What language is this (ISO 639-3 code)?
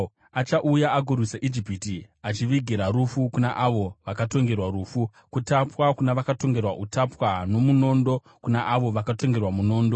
sna